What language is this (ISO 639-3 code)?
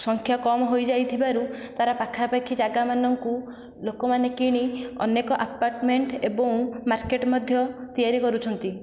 ori